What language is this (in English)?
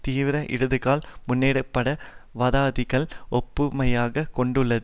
Tamil